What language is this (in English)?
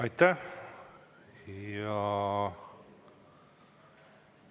Estonian